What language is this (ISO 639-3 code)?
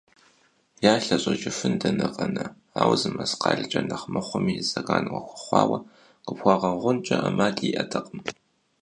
kbd